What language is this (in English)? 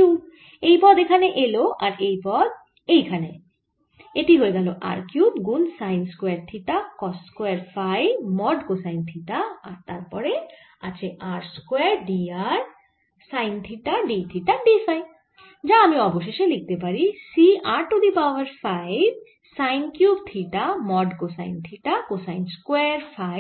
Bangla